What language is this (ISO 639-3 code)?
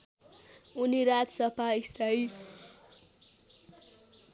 nep